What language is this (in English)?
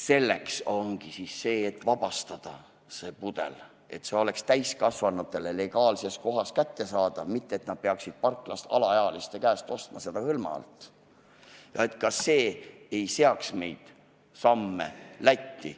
Estonian